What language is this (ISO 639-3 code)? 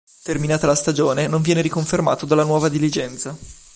ita